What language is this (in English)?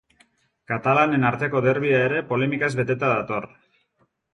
Basque